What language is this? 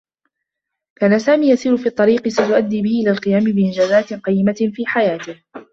Arabic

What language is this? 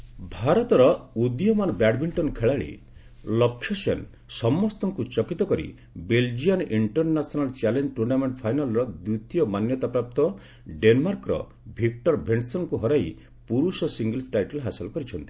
Odia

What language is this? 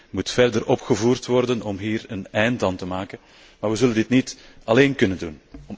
Dutch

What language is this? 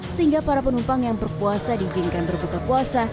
Indonesian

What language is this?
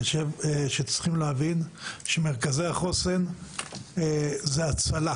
Hebrew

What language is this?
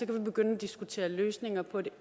Danish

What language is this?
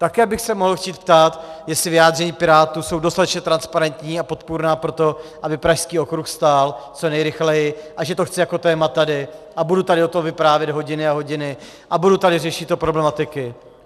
Czech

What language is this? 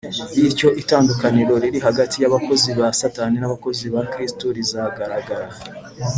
Kinyarwanda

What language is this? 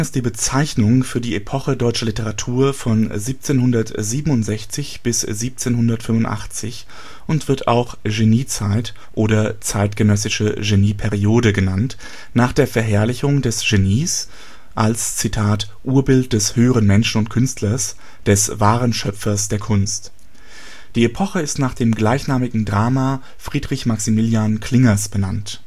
German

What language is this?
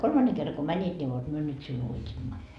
Finnish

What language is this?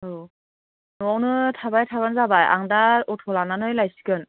Bodo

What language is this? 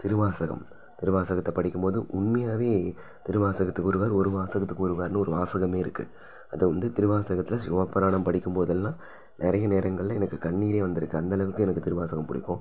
Tamil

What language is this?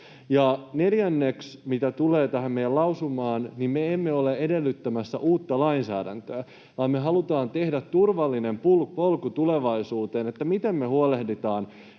Finnish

